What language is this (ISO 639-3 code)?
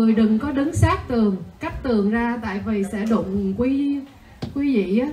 vie